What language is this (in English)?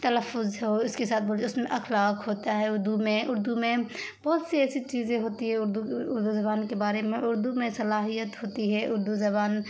Urdu